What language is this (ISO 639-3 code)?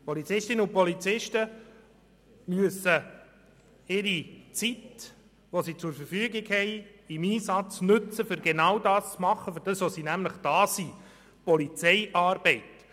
gsw